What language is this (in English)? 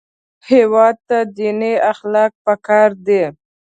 Pashto